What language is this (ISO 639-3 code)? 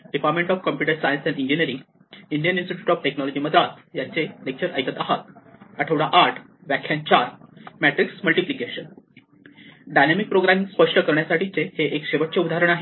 mar